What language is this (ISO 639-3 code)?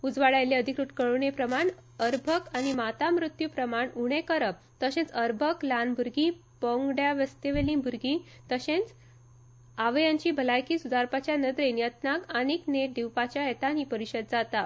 kok